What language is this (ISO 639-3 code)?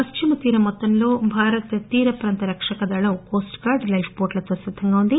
tel